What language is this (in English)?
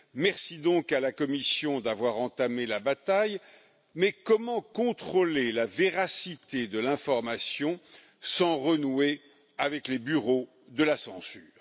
French